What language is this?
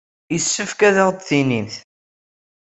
Kabyle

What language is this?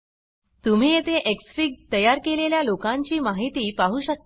Marathi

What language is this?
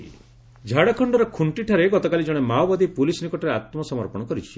Odia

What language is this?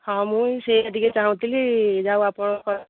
Odia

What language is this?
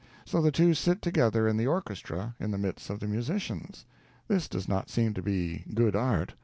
English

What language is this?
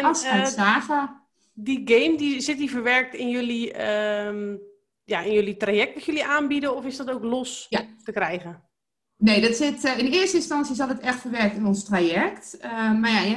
Dutch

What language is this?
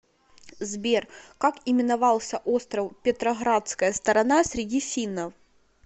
Russian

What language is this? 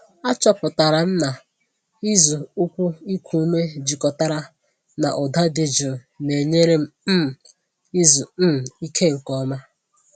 Igbo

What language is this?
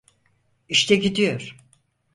Turkish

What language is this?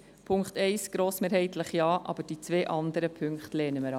Swiss German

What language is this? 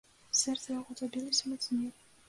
Belarusian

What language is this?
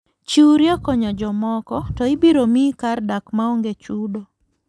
Luo (Kenya and Tanzania)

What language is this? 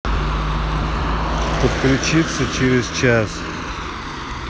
Russian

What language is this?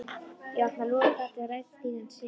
Icelandic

